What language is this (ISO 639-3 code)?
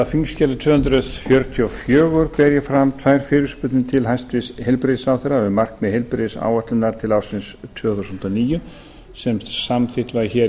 isl